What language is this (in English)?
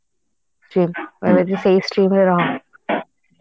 Odia